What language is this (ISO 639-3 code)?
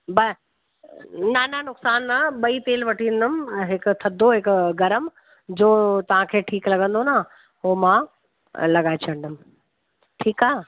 snd